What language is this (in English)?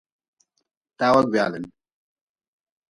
Nawdm